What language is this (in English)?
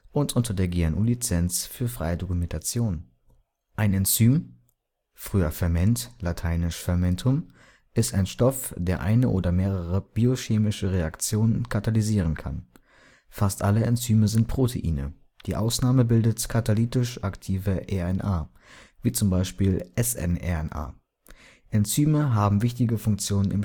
German